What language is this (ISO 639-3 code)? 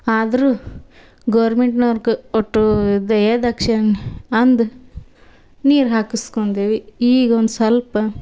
kan